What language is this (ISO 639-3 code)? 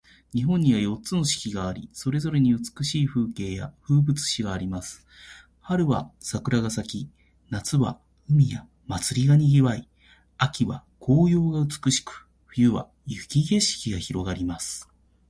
jpn